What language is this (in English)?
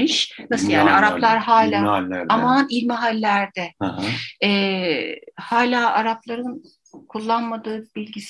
Turkish